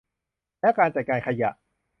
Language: Thai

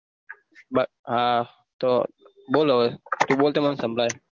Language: Gujarati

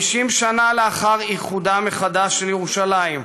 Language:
Hebrew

